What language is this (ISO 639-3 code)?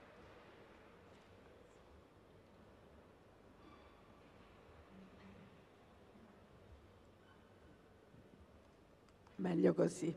ita